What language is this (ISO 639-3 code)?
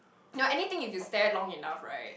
eng